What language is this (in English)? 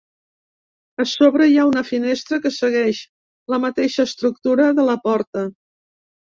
Catalan